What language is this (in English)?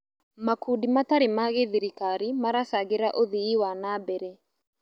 Kikuyu